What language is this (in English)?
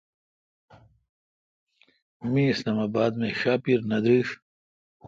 Kalkoti